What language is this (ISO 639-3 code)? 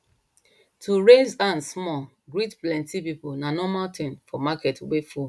pcm